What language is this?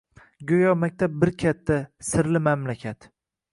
Uzbek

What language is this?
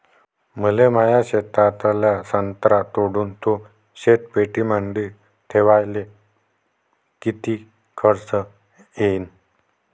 Marathi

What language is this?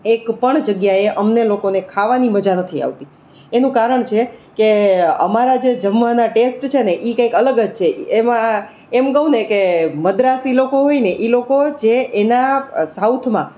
Gujarati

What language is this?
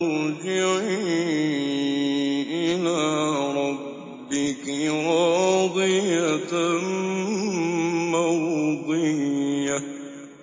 Arabic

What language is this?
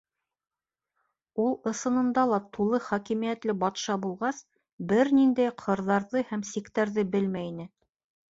Bashkir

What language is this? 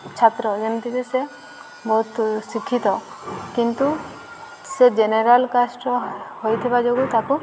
Odia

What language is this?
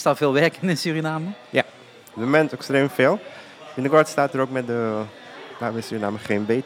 Dutch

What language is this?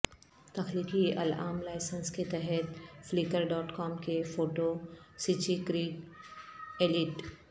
Urdu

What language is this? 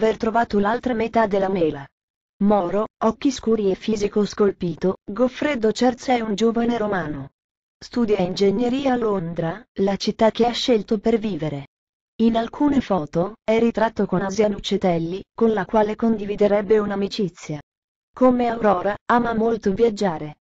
Italian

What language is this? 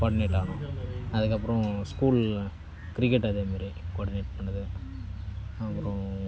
Tamil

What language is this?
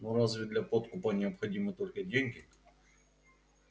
Russian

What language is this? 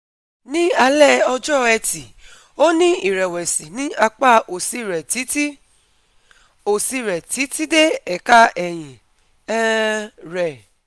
Yoruba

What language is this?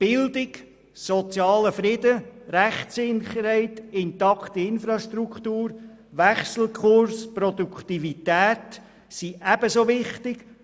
Swiss German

